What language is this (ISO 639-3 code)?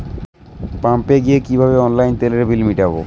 ben